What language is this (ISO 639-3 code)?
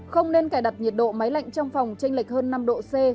vie